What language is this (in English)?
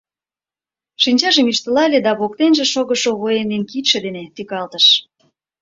Mari